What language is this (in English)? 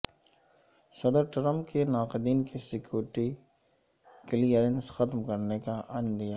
Urdu